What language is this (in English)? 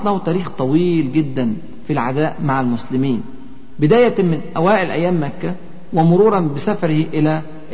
Arabic